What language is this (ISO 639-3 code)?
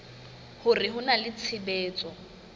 sot